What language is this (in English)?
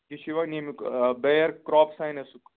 Kashmiri